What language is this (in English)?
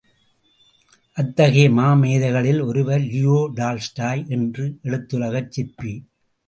Tamil